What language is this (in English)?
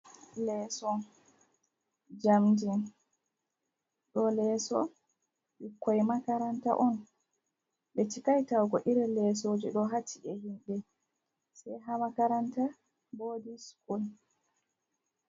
Fula